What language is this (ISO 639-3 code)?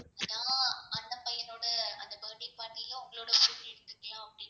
tam